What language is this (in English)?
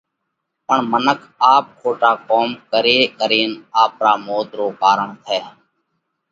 Parkari Koli